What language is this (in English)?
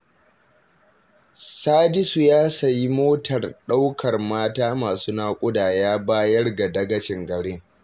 Hausa